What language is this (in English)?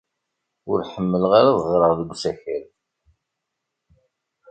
Kabyle